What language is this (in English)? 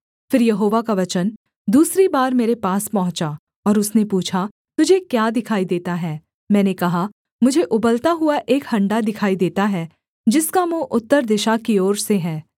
Hindi